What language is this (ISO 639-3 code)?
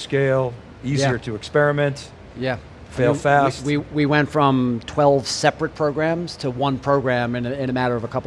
eng